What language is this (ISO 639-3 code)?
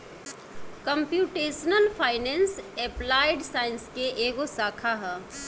bho